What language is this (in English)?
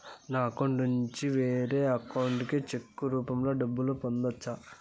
Telugu